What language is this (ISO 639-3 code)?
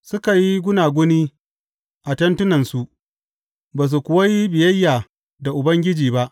hau